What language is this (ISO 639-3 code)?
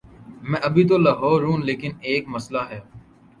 urd